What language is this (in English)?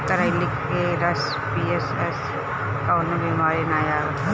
Bhojpuri